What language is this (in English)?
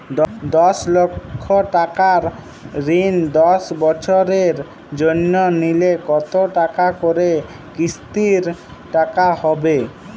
Bangla